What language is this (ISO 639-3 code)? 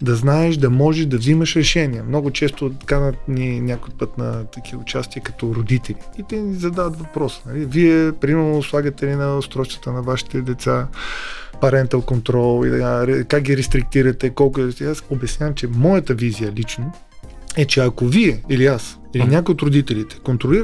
bul